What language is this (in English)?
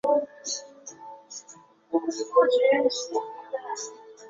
Chinese